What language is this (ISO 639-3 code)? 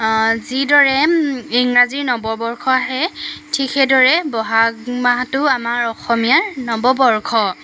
asm